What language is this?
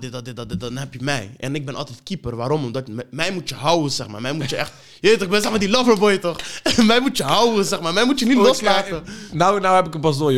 Dutch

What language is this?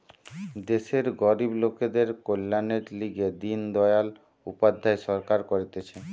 Bangla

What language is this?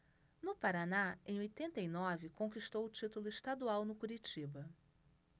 Portuguese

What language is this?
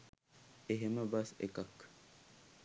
Sinhala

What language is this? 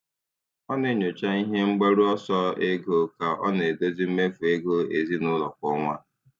Igbo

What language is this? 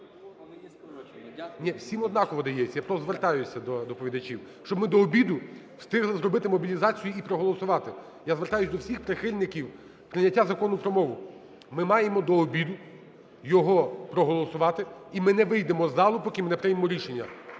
Ukrainian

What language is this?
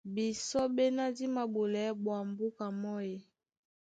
Duala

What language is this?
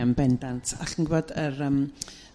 Welsh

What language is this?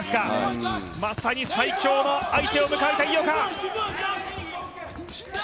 Japanese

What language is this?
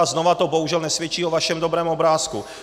Czech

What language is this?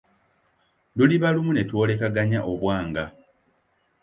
Ganda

